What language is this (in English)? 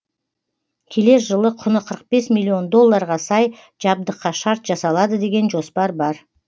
Kazakh